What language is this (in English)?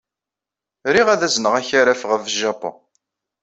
Kabyle